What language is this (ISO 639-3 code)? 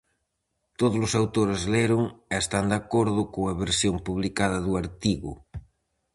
glg